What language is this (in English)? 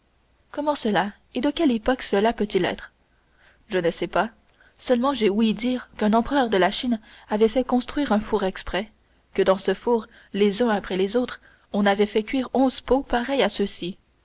French